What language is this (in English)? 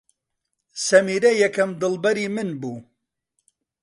Central Kurdish